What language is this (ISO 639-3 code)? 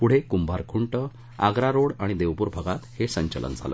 mar